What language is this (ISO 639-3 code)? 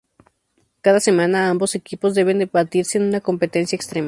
spa